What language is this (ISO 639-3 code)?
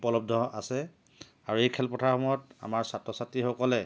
asm